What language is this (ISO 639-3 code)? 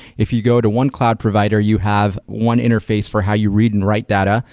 eng